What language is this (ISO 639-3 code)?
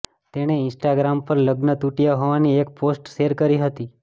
guj